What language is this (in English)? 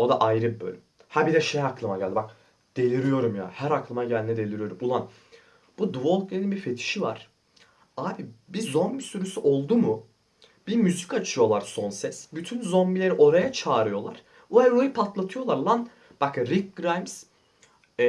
Turkish